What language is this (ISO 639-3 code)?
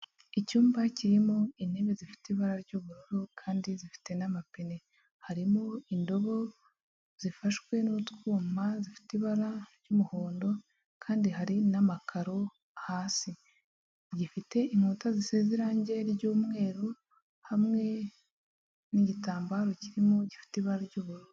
kin